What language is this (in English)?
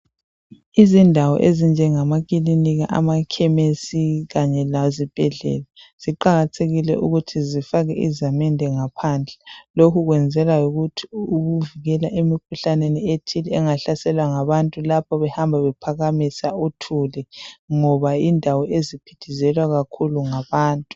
North Ndebele